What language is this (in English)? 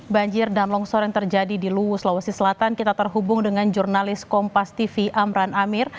Indonesian